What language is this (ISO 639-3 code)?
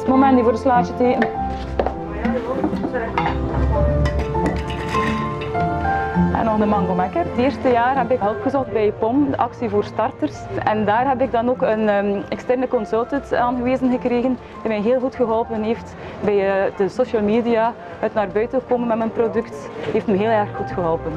nld